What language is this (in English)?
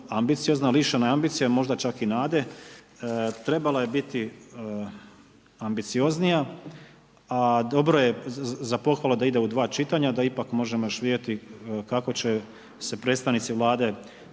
Croatian